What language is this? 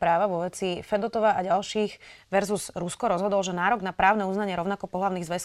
Slovak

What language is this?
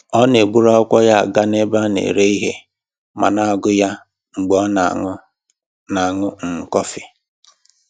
Igbo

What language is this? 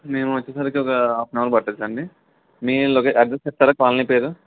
Telugu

